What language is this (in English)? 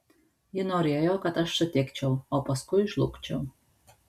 Lithuanian